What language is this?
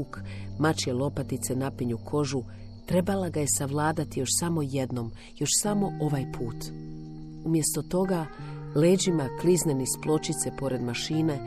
Croatian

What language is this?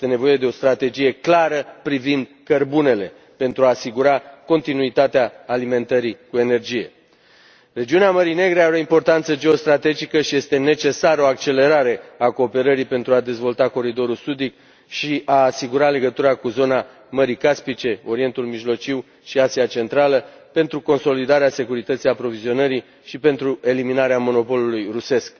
Romanian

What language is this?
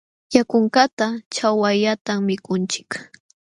Jauja Wanca Quechua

